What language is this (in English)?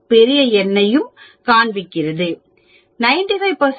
Tamil